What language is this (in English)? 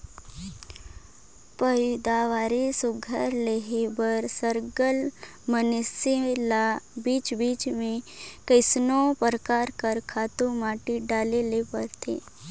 Chhattisgarhi